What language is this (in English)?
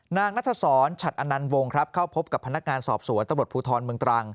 Thai